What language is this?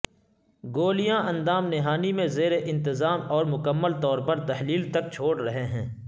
Urdu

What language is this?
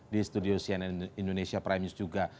Indonesian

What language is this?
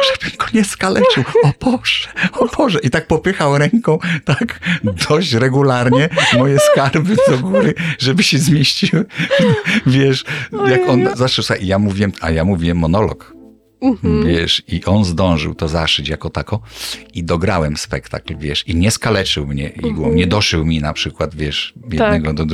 Polish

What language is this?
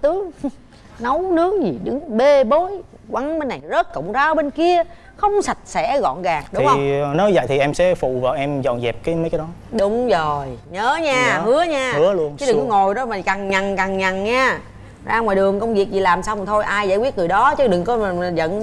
Vietnamese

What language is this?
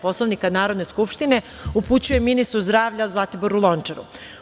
Serbian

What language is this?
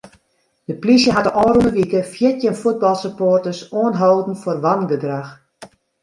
Western Frisian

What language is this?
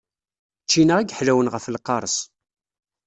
Kabyle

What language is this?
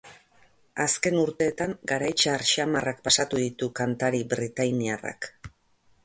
Basque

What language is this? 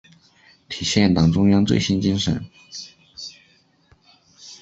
Chinese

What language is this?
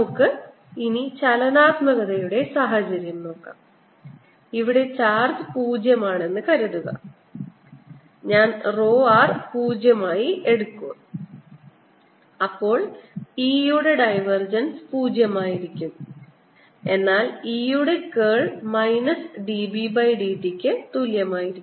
Malayalam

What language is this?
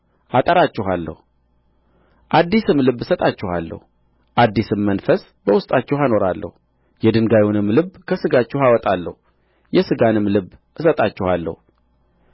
Amharic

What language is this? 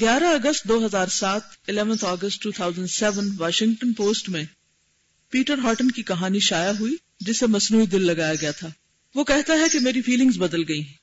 Urdu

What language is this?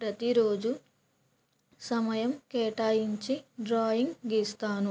Telugu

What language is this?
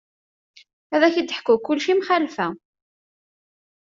Kabyle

